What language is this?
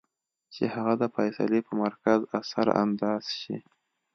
Pashto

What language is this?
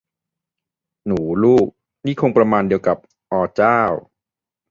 Thai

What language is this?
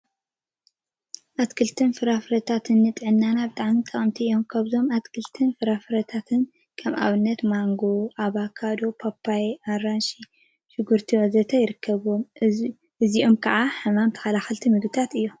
Tigrinya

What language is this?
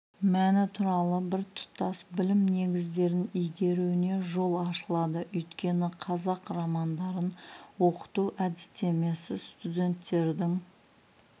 Kazakh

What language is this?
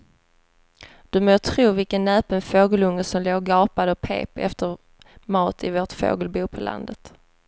Swedish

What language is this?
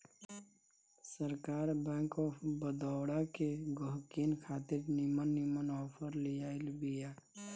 Bhojpuri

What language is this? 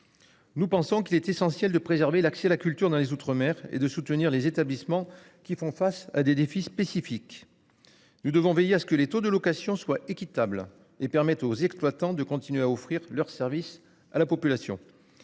French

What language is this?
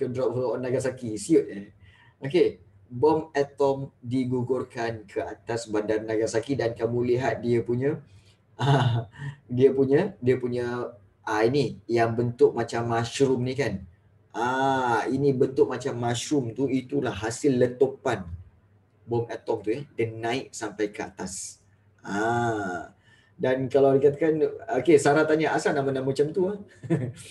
Malay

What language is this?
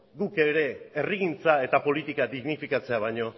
Basque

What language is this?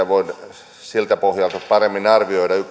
Finnish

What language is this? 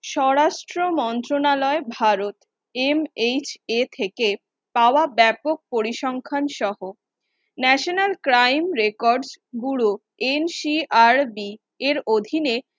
Bangla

